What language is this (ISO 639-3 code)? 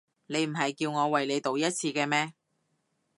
yue